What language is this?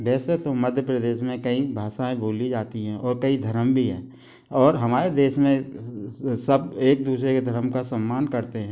Hindi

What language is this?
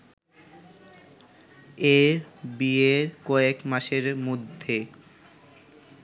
Bangla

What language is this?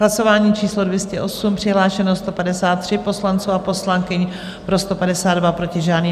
Czech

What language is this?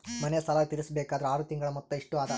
Kannada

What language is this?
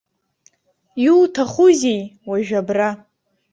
Abkhazian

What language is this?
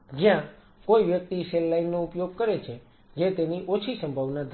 Gujarati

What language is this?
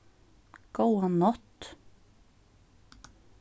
Faroese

